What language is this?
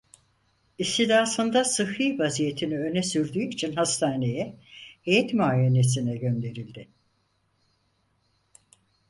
Turkish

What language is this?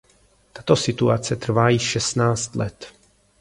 Czech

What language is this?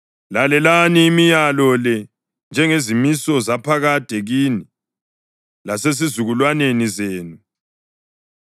North Ndebele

